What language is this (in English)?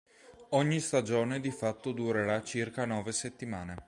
Italian